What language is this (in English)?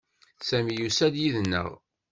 Kabyle